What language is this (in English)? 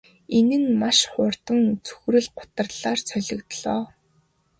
Mongolian